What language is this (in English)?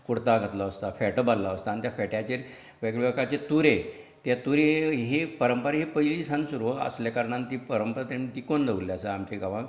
Konkani